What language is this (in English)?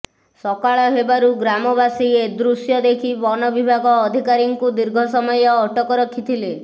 Odia